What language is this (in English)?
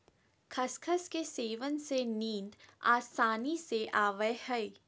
Magahi